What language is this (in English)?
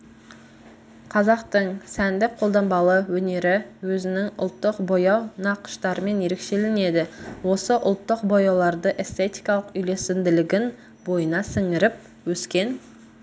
Kazakh